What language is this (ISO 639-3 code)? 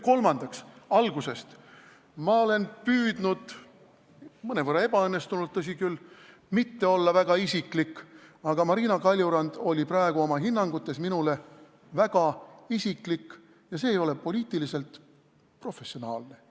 est